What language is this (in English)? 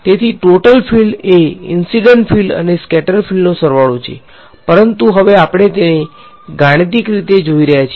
Gujarati